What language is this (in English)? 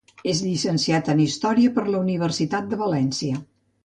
Catalan